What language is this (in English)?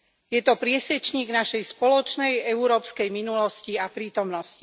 Slovak